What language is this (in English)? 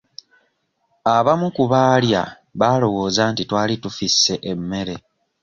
Ganda